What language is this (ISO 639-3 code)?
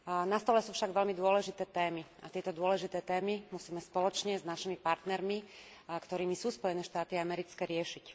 slk